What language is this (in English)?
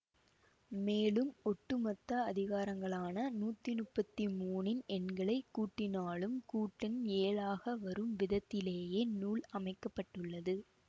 Tamil